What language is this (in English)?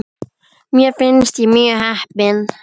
Icelandic